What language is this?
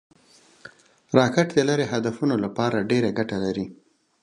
Pashto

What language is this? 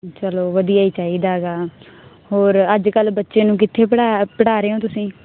Punjabi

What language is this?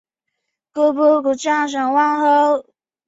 Chinese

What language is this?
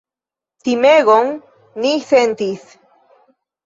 Esperanto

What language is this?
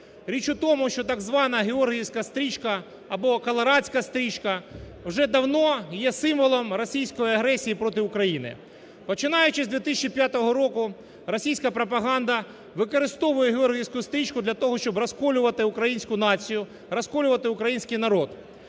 Ukrainian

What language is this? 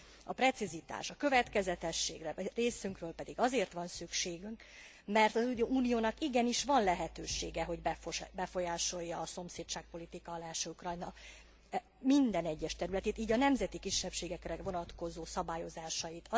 Hungarian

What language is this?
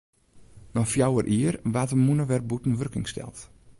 Western Frisian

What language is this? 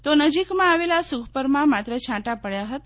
Gujarati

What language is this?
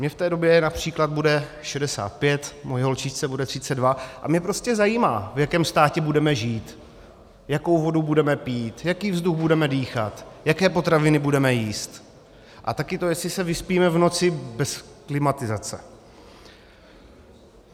Czech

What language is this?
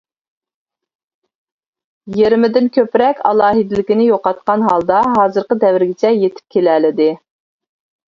Uyghur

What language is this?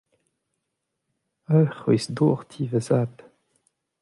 Breton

